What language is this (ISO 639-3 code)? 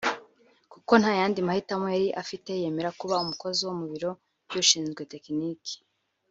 kin